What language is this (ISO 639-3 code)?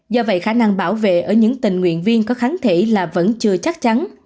vie